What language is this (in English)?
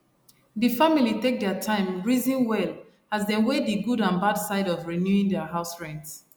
Nigerian Pidgin